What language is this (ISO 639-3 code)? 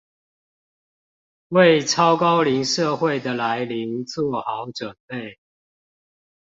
zho